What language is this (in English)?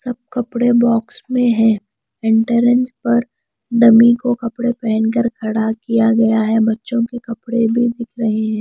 Hindi